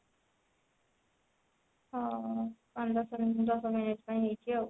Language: Odia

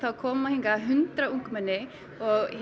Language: Icelandic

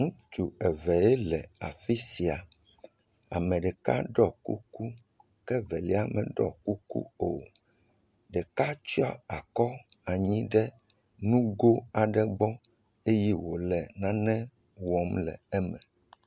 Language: Ewe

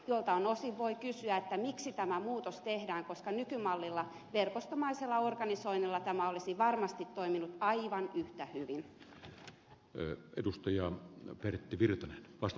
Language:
Finnish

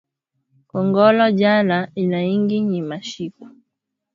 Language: Swahili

